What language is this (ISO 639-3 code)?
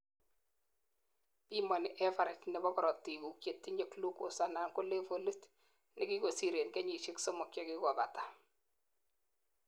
kln